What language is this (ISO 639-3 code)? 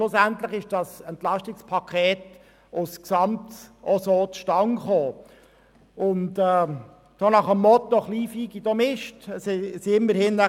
gsw